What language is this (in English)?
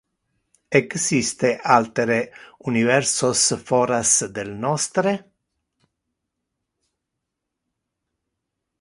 Interlingua